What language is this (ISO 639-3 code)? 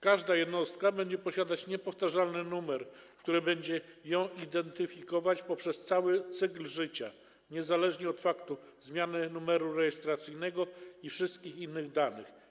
pol